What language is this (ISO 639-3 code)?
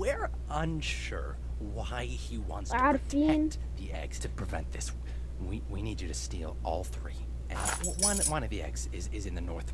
ara